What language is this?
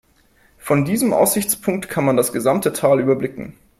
German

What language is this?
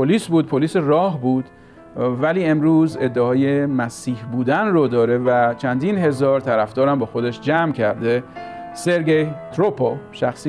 Persian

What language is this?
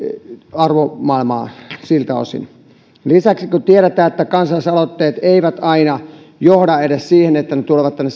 Finnish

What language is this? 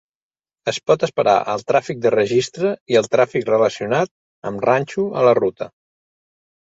Catalan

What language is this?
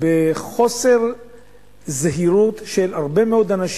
Hebrew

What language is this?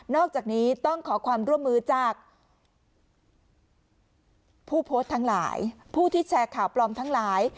Thai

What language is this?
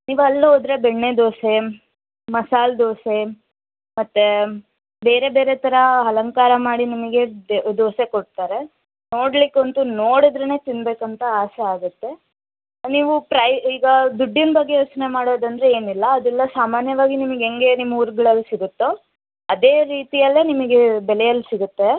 Kannada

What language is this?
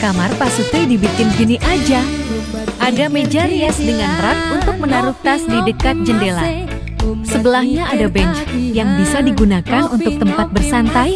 Indonesian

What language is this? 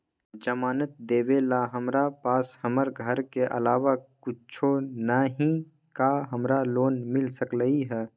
Magahi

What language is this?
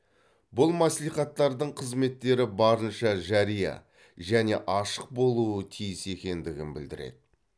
Kazakh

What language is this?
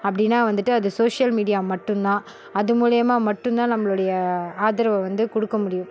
Tamil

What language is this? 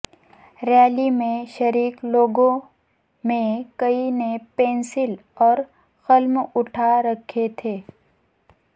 Urdu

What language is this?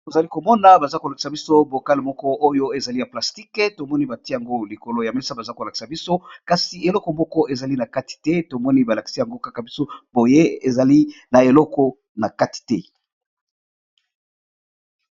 Lingala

